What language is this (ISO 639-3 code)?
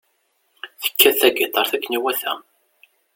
kab